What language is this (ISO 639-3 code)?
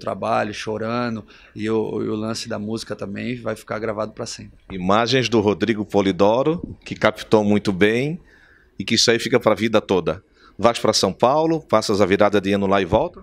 por